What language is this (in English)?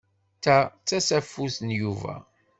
Kabyle